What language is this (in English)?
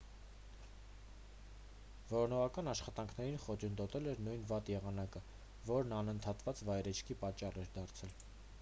Armenian